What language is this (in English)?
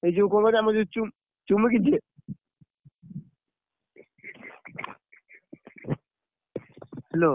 Odia